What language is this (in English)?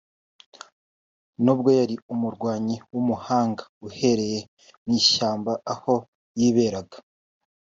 Kinyarwanda